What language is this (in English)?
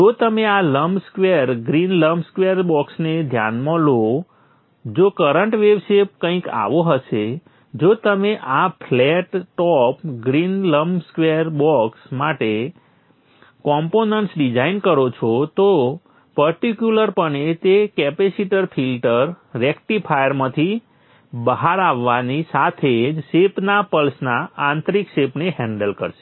Gujarati